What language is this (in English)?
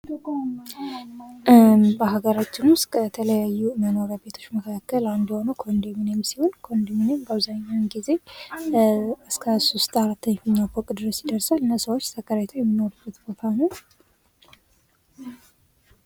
Amharic